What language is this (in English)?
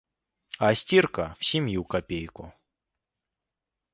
Russian